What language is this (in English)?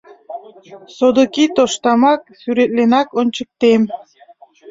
Mari